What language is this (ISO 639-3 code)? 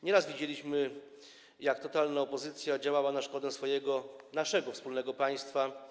pol